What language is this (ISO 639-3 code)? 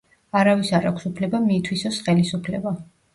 kat